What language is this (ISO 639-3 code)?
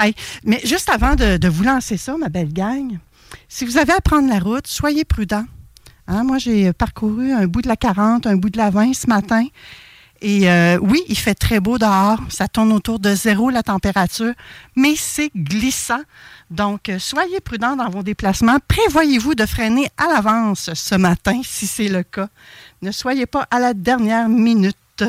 fra